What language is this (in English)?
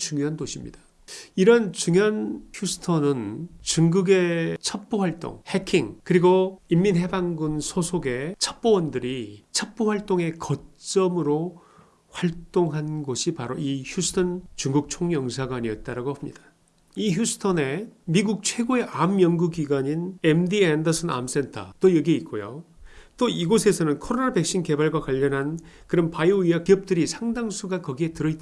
Korean